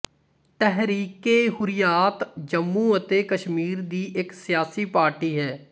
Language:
Punjabi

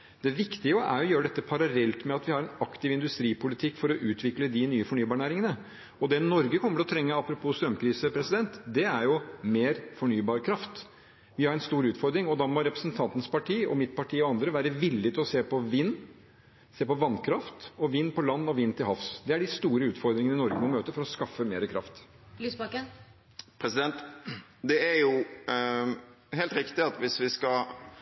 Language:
Norwegian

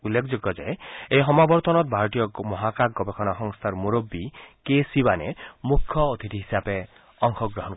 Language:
Assamese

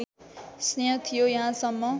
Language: Nepali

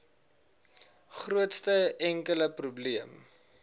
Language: Afrikaans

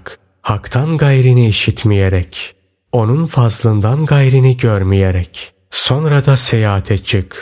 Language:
Turkish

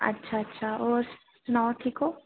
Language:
Dogri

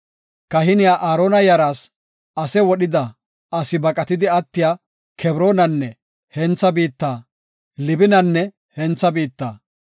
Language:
Gofa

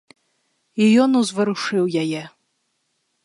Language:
Belarusian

